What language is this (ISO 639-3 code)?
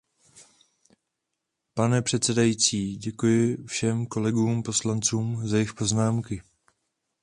ces